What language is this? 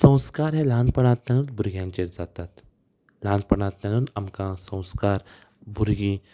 Konkani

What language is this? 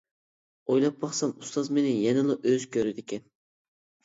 Uyghur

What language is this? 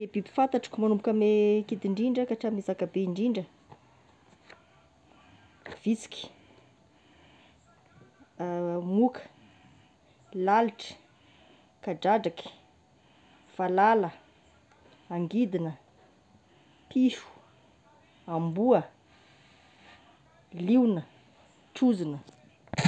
Tesaka Malagasy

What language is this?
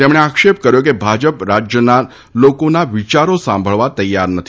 Gujarati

